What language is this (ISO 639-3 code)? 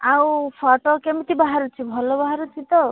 ori